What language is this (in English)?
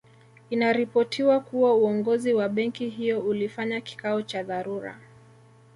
Swahili